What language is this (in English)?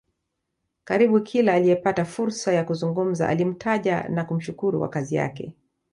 Swahili